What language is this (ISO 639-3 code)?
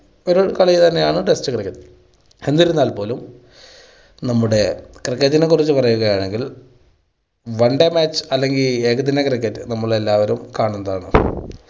mal